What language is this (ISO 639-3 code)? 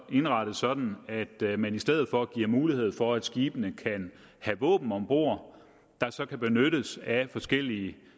dan